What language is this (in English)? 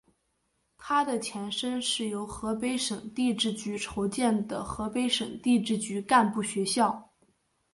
Chinese